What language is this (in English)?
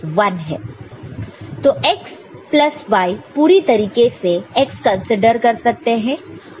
Hindi